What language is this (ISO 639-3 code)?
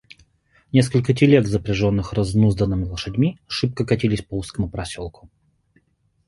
rus